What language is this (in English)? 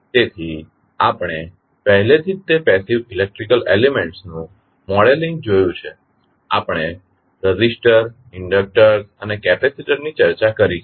Gujarati